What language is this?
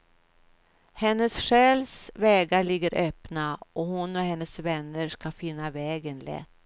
Swedish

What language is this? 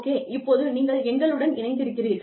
Tamil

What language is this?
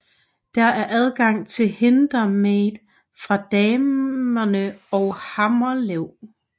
Danish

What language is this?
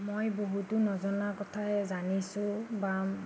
Assamese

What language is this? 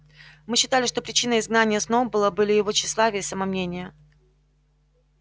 Russian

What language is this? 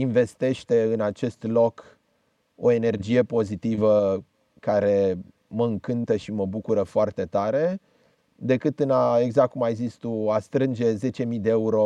Romanian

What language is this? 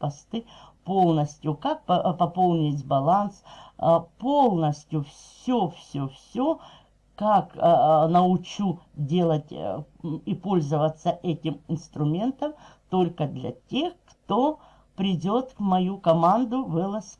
Russian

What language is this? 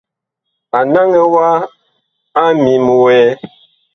Bakoko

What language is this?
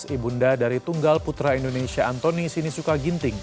Indonesian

